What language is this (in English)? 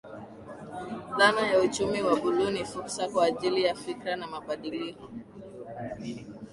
Swahili